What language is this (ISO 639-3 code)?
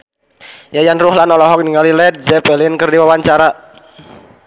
sun